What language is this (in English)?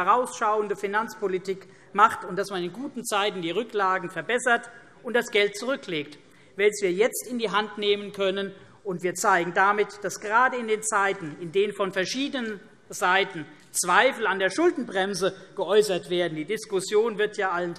German